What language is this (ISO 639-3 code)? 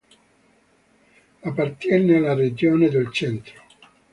ita